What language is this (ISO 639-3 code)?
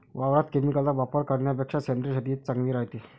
mar